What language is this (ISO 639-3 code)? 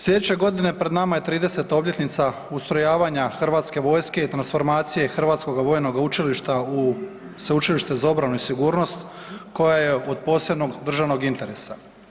hrv